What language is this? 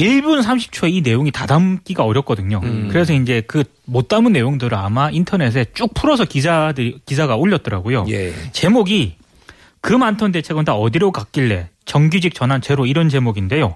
Korean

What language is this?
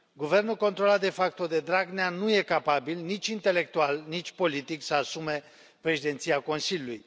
Romanian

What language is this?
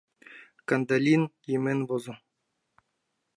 Mari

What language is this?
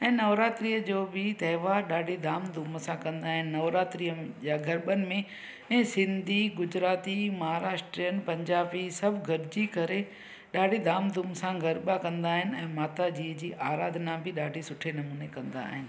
Sindhi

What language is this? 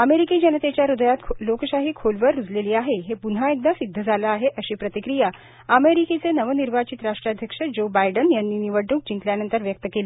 Marathi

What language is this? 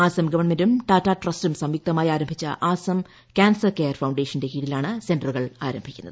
Malayalam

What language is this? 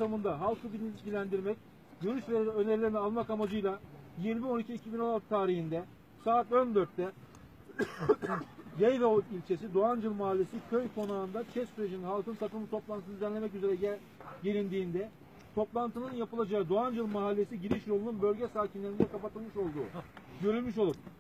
Turkish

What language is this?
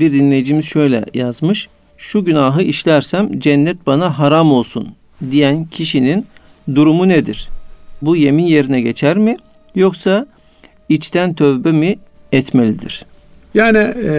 Turkish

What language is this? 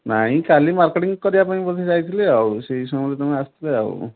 Odia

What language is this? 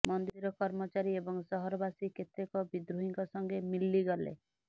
Odia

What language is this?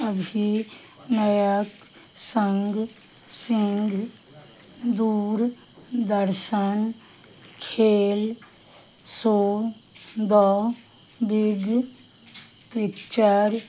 Maithili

